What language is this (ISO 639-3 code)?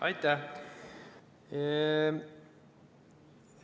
est